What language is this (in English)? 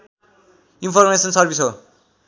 Nepali